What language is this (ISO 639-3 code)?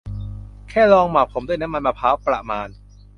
tha